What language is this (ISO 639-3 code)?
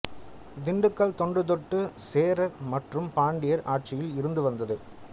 tam